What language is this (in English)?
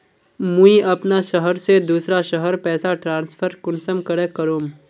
Magahi